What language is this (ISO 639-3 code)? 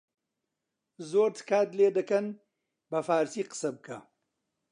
ckb